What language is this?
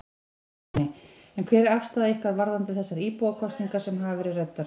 Icelandic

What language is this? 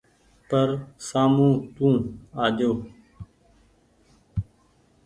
Goaria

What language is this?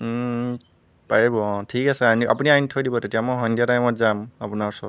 Assamese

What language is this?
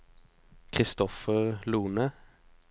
Norwegian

